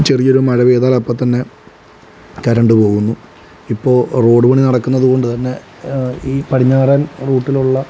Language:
Malayalam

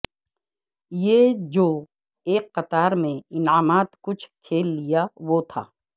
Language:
Urdu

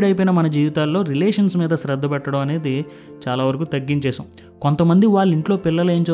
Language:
Telugu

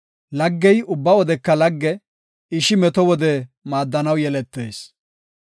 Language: Gofa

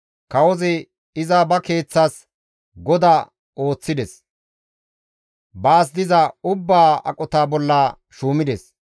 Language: Gamo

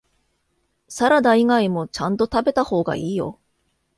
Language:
Japanese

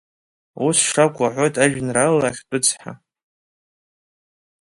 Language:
Abkhazian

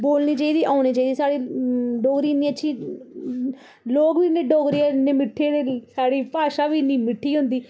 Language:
Dogri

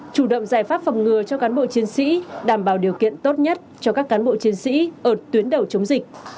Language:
Vietnamese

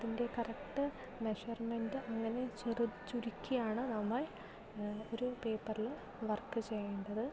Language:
Malayalam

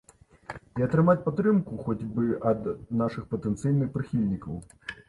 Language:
Belarusian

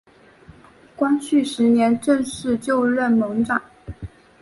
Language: Chinese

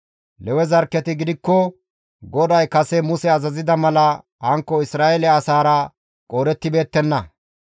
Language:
Gamo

